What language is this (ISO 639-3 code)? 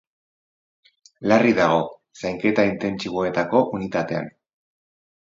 eus